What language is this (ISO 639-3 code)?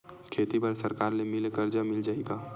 hne